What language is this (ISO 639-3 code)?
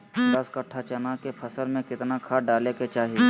mag